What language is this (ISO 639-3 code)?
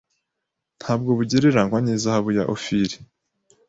kin